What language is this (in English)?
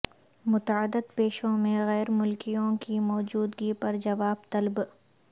Urdu